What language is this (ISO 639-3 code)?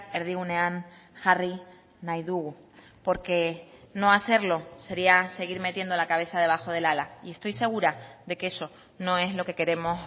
spa